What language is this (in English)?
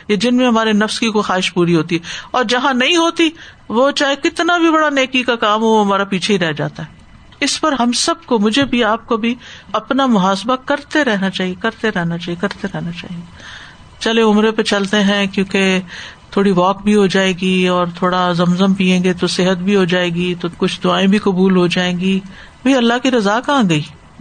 Urdu